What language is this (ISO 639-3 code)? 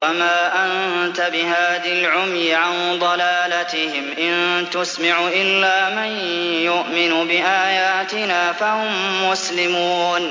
ara